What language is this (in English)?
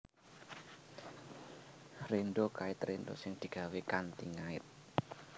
Javanese